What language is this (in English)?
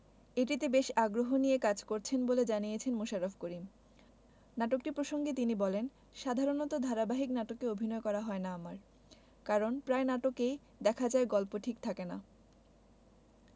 Bangla